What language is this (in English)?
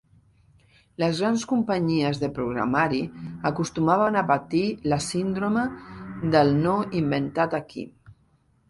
Catalan